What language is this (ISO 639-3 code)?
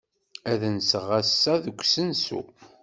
kab